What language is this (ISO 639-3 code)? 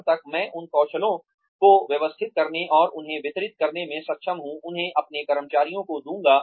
hin